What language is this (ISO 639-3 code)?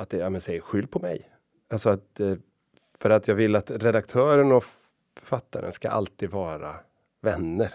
swe